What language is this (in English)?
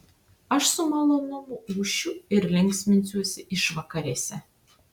Lithuanian